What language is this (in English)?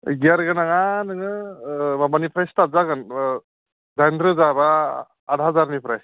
Bodo